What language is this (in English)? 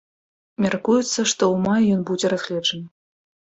Belarusian